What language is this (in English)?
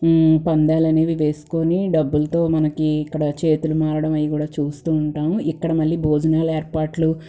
Telugu